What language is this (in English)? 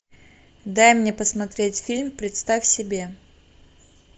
Russian